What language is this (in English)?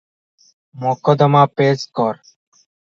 Odia